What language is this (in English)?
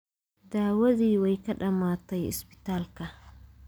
Somali